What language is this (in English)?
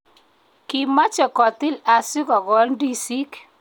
Kalenjin